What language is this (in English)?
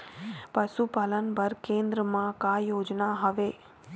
Chhattisgarhi